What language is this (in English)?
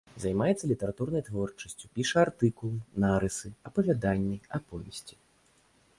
Belarusian